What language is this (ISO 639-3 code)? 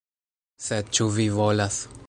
epo